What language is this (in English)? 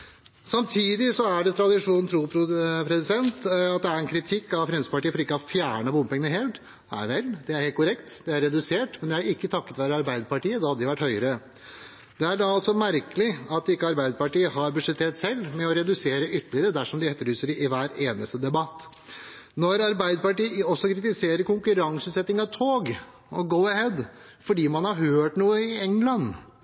Norwegian Nynorsk